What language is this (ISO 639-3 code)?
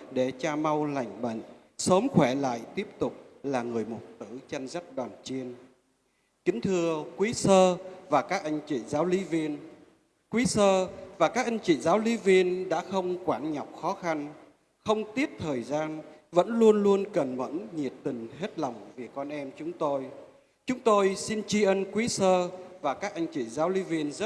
vie